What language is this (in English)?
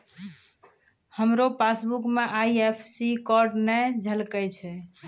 Maithili